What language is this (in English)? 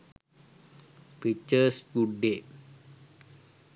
Sinhala